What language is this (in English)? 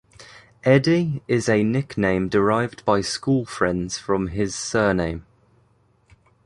English